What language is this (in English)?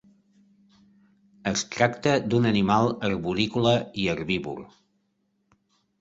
Catalan